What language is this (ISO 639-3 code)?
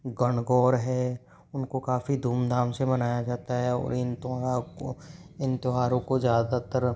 hin